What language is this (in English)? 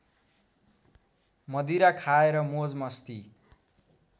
Nepali